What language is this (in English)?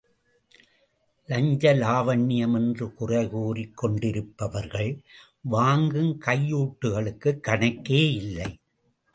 Tamil